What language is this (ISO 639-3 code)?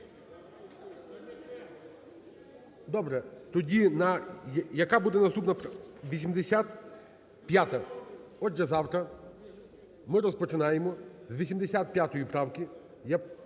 ukr